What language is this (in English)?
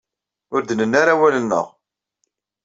Kabyle